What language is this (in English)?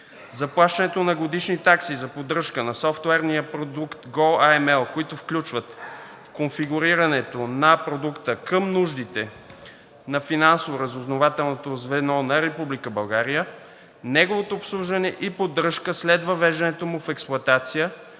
Bulgarian